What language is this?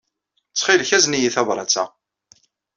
Kabyle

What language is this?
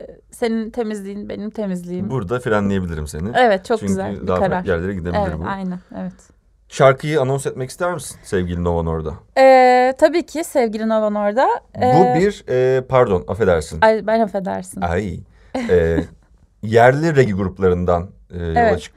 Turkish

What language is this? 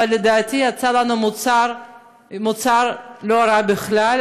Hebrew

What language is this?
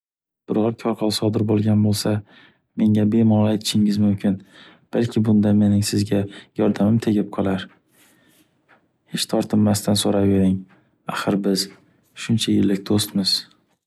Uzbek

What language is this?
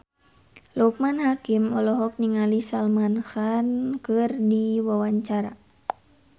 Sundanese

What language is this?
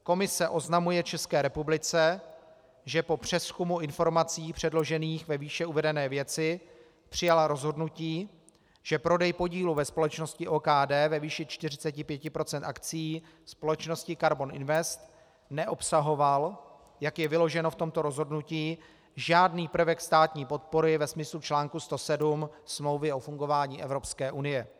Czech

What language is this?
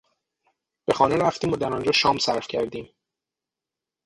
Persian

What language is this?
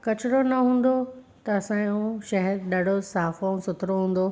Sindhi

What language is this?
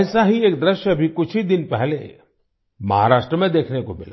Hindi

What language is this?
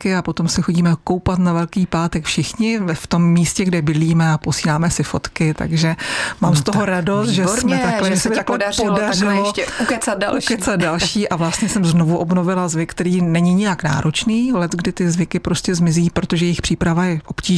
Czech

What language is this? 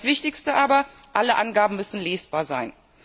German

